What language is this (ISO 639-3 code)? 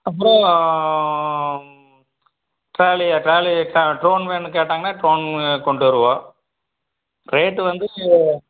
tam